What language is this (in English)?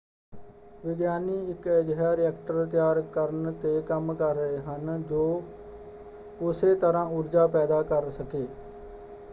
Punjabi